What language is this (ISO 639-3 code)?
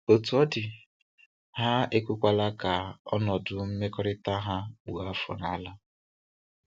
ibo